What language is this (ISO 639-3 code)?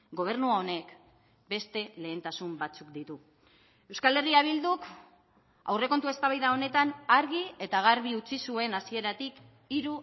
eus